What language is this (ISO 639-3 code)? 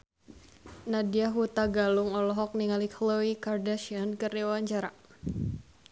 sun